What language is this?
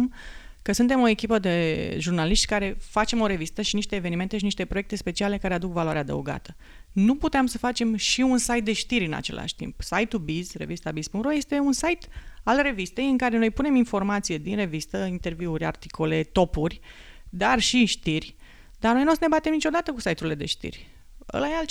Romanian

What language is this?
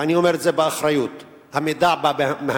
Hebrew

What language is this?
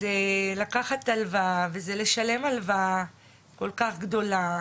Hebrew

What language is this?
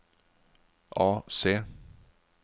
Norwegian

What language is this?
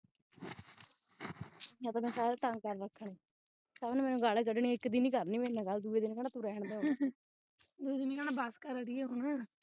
Punjabi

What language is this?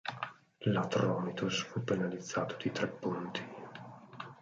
Italian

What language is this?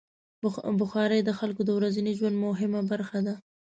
Pashto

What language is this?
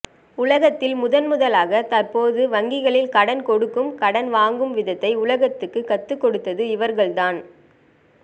Tamil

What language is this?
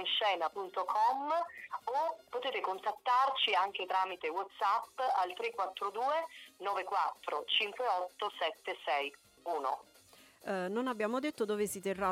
Italian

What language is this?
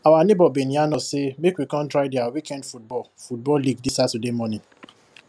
Nigerian Pidgin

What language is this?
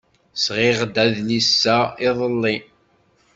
Kabyle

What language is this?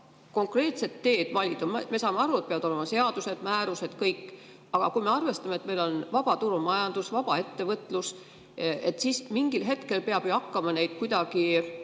Estonian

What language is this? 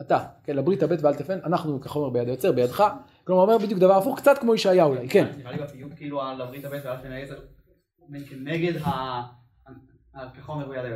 Hebrew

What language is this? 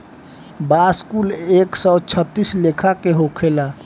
Bhojpuri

